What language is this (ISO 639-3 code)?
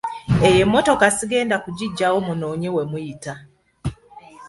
lug